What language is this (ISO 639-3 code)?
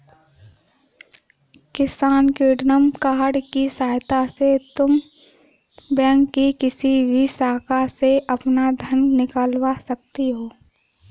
hin